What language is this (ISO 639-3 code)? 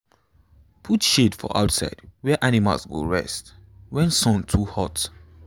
pcm